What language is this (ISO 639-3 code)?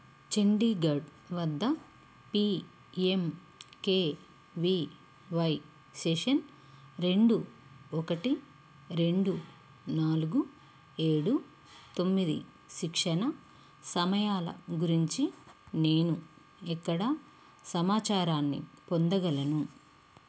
tel